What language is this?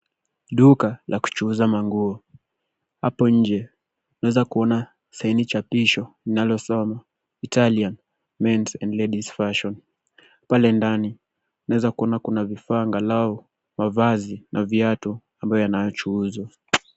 Swahili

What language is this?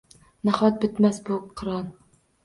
Uzbek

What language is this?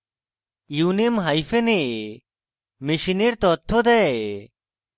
Bangla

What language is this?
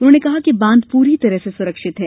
Hindi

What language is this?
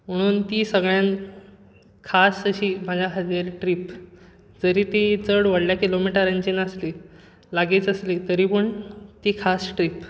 Konkani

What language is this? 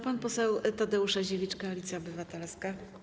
Polish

